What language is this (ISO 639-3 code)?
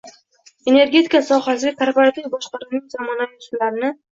uzb